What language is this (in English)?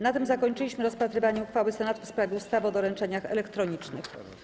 Polish